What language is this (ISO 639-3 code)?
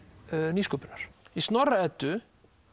isl